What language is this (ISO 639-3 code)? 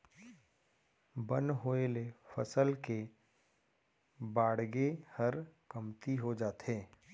hne